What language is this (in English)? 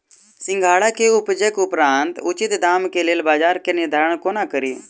Maithili